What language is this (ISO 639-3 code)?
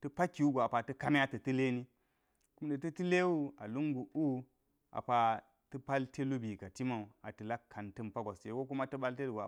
gyz